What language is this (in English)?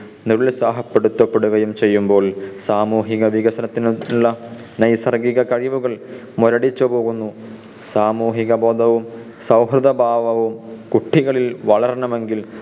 Malayalam